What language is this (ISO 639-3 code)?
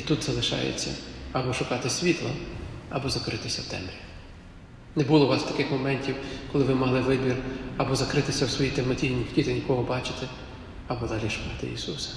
ukr